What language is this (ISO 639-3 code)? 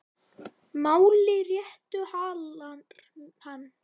isl